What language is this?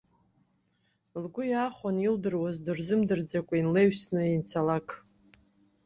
Abkhazian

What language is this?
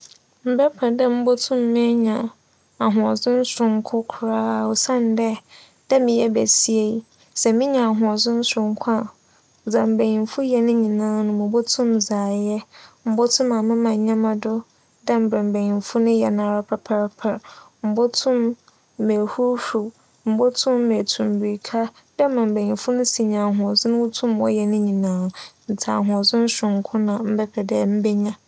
Akan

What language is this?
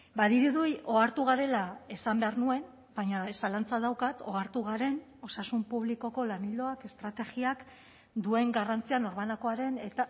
Basque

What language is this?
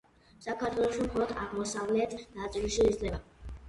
Georgian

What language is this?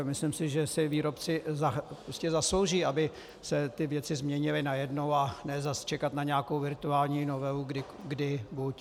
Czech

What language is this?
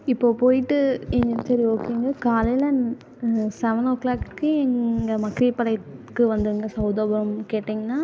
Tamil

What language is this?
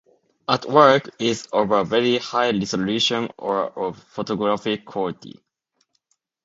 English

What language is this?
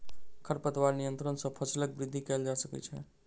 Maithili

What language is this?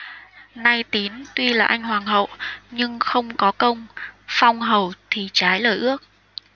Vietnamese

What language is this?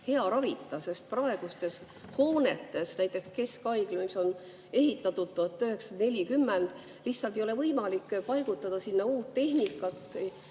Estonian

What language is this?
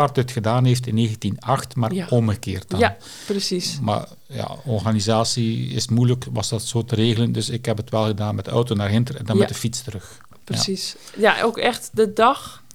Dutch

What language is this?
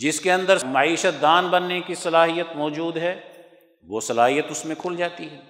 Urdu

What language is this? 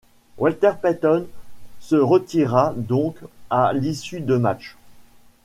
French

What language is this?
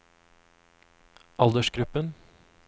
Norwegian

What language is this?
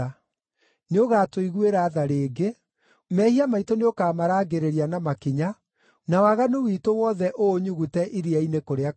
Kikuyu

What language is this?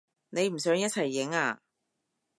Cantonese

